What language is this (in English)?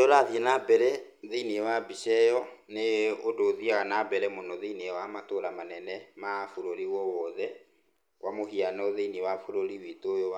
Kikuyu